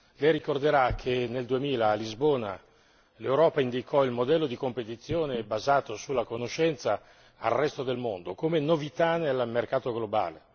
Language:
Italian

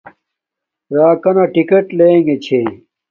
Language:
Domaaki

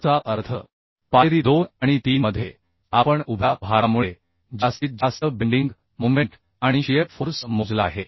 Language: Marathi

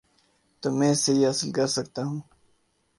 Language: Urdu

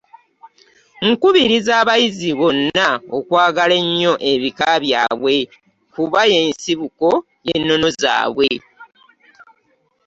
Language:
Ganda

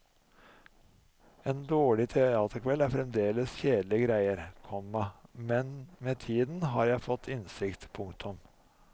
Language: Norwegian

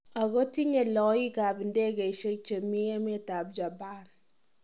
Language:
Kalenjin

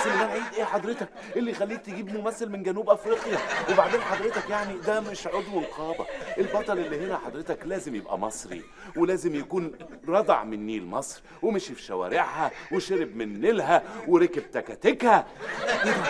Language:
Arabic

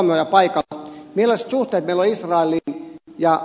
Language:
Finnish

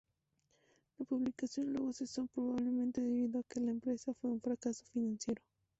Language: Spanish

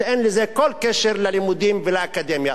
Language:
Hebrew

